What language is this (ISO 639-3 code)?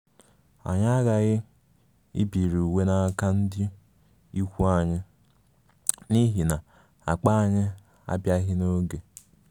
ibo